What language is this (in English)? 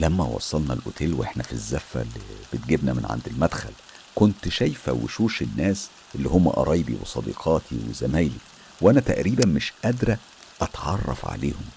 Arabic